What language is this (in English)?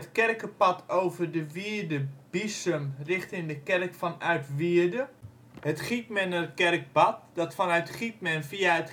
Dutch